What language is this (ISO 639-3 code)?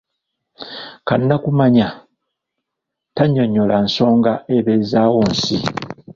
lug